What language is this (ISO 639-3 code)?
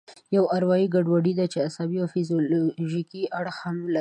pus